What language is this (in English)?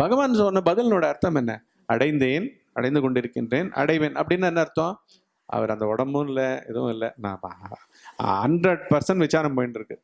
Tamil